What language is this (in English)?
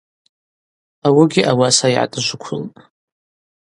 Abaza